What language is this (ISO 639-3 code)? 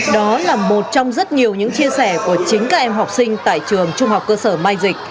vie